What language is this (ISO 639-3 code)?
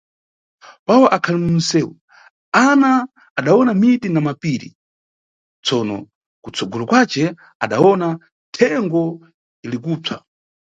nyu